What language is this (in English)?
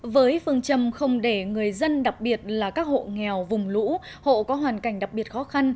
Vietnamese